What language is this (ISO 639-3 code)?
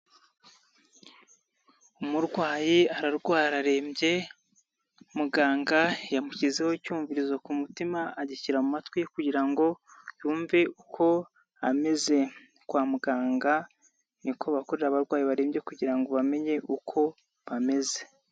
kin